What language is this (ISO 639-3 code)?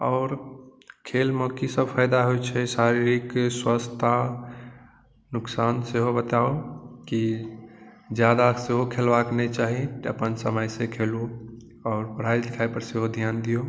mai